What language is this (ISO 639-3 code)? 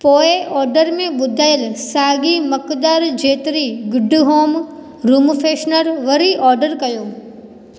snd